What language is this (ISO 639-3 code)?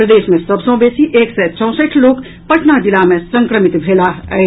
mai